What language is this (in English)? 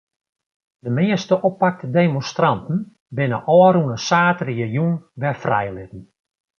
Western Frisian